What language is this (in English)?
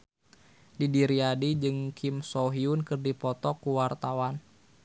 Sundanese